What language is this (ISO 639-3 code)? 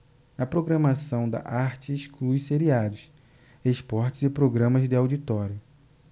por